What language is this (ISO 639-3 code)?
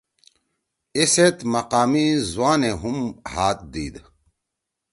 trw